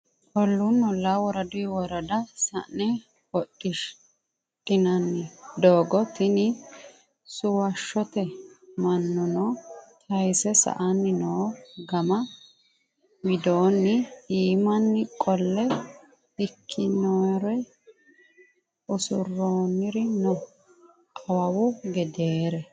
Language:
Sidamo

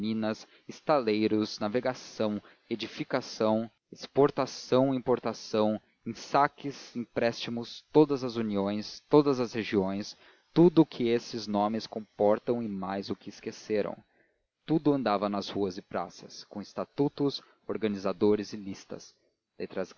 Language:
Portuguese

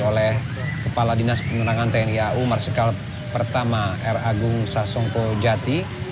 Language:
Indonesian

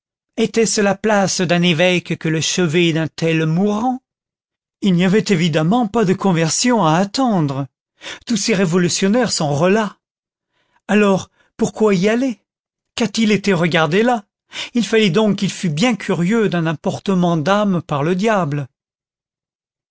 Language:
French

